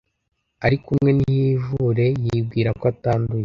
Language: Kinyarwanda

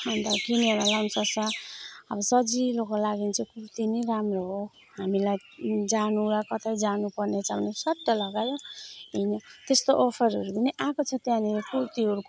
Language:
Nepali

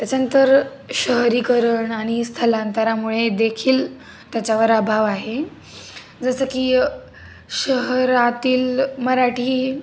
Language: Marathi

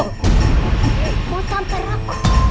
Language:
Indonesian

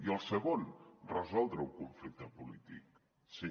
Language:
Catalan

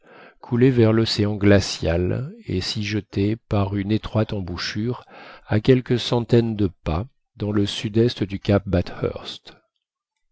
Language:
French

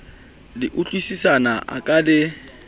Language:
Southern Sotho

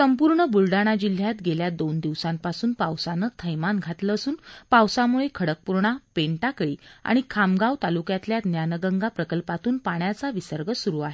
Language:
Marathi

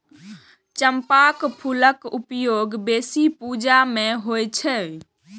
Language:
Maithili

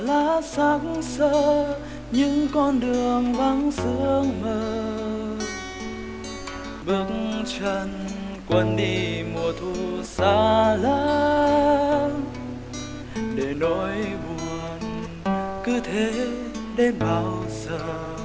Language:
Vietnamese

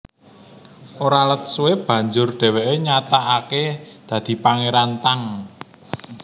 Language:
Javanese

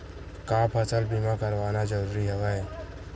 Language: Chhattisgarhi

